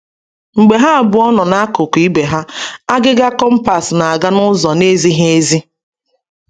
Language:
Igbo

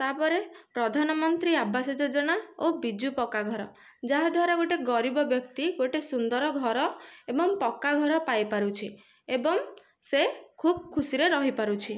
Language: Odia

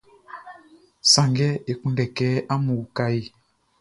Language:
Baoulé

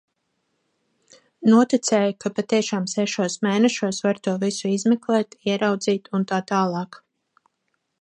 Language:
Latvian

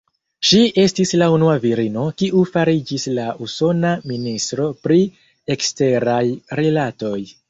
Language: Esperanto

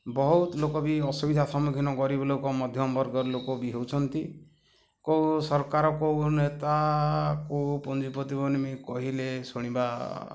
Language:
Odia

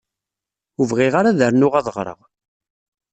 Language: Kabyle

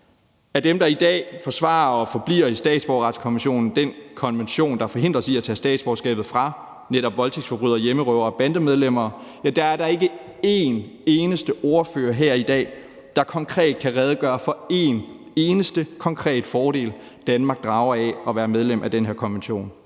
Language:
Danish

